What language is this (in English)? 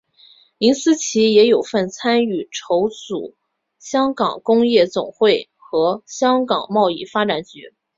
Chinese